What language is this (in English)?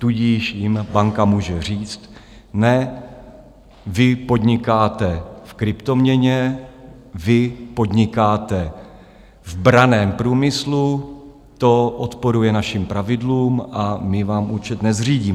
Czech